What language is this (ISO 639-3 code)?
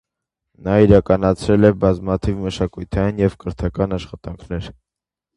hye